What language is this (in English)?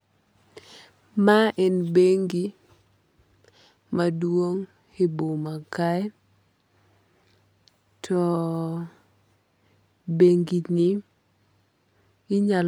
Luo (Kenya and Tanzania)